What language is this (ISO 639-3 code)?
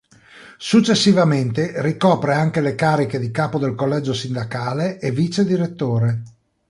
ita